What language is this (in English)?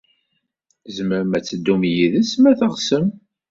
Kabyle